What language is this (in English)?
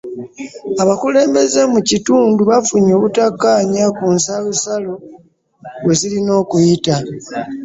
Ganda